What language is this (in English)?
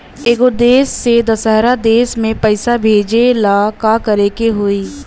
Bhojpuri